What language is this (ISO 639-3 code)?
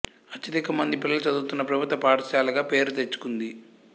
tel